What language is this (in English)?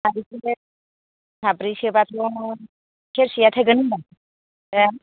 Bodo